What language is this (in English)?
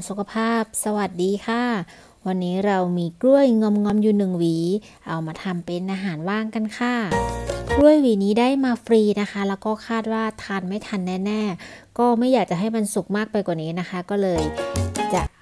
Thai